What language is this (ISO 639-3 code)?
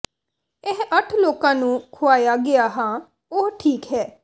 pan